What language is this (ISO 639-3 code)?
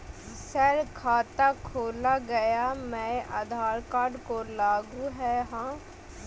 mag